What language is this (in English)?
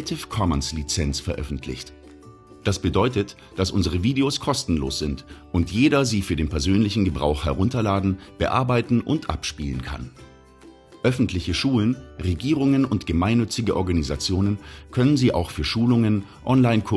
German